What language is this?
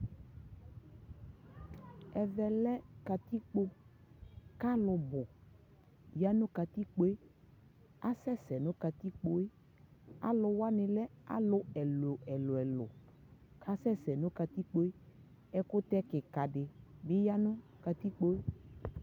Ikposo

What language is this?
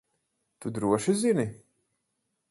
Latvian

